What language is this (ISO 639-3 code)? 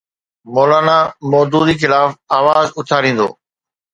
snd